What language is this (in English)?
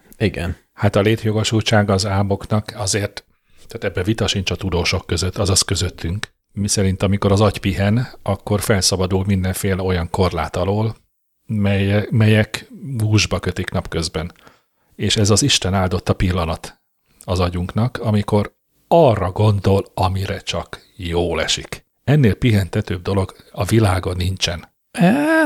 Hungarian